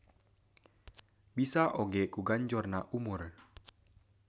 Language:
Sundanese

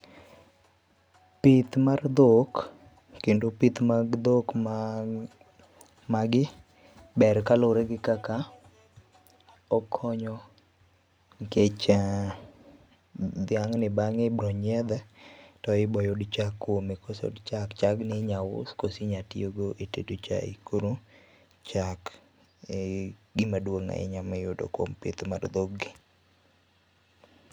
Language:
Luo (Kenya and Tanzania)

